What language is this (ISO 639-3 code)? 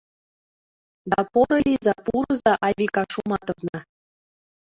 chm